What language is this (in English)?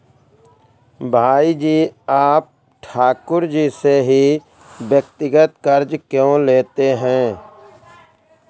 Hindi